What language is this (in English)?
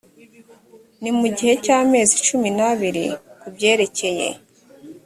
Kinyarwanda